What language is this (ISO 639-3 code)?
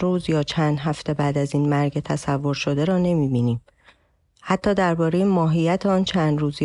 fas